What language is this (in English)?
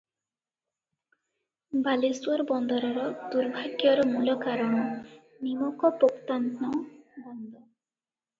Odia